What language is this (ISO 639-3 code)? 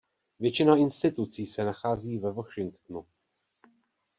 ces